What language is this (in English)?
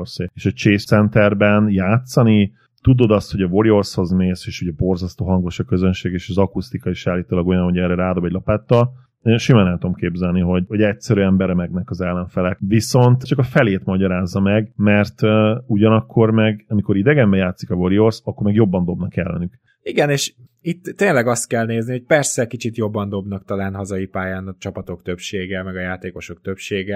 Hungarian